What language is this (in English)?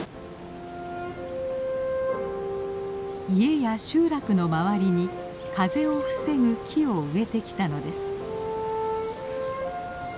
Japanese